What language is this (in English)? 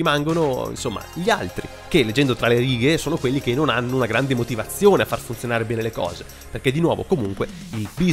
Italian